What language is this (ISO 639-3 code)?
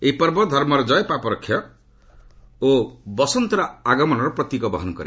ori